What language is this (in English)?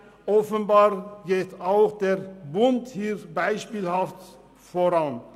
Swiss German